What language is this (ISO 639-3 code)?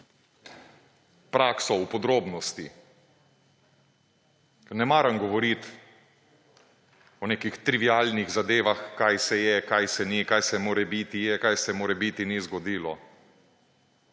slv